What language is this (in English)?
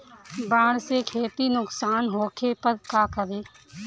Bhojpuri